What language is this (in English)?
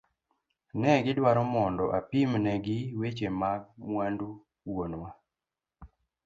Luo (Kenya and Tanzania)